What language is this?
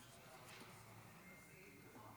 Hebrew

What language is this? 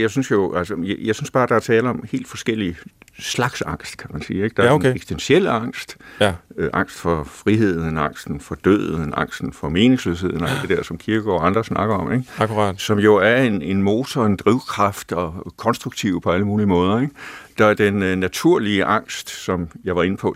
Danish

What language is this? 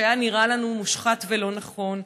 Hebrew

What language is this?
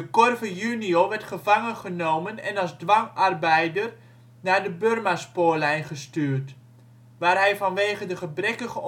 Dutch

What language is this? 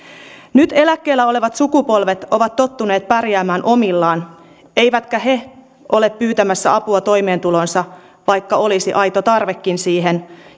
Finnish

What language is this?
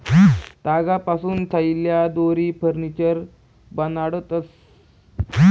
Marathi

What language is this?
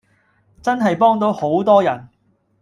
Cantonese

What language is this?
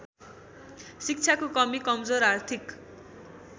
Nepali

